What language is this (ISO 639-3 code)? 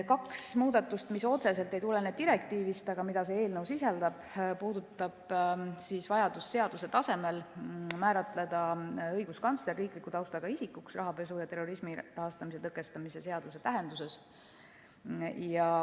est